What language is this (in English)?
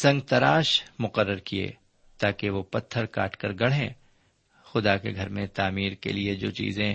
Urdu